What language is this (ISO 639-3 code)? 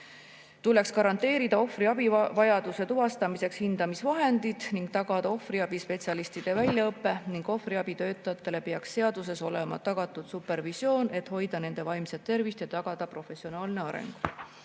est